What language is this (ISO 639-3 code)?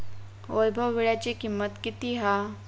mar